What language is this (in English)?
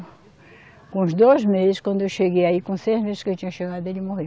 Portuguese